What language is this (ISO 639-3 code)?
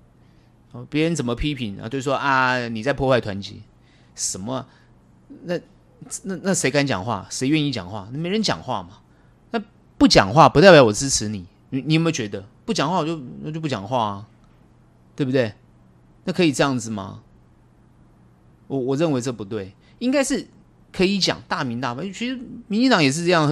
zho